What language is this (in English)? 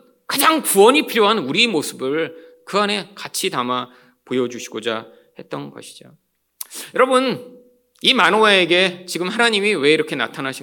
Korean